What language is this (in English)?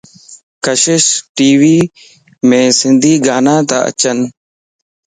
Lasi